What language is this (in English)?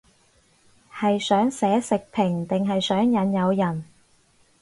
Cantonese